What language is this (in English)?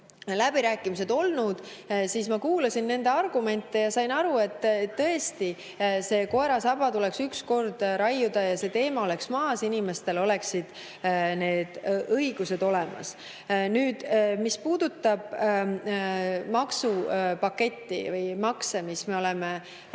Estonian